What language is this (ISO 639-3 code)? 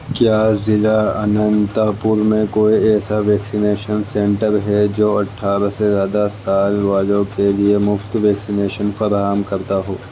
urd